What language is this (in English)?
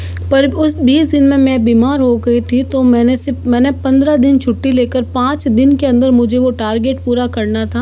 Hindi